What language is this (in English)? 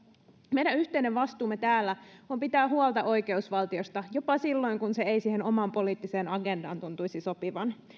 Finnish